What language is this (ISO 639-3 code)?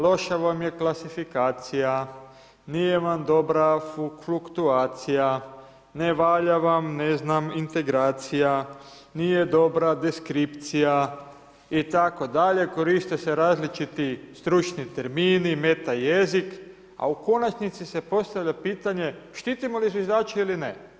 hrv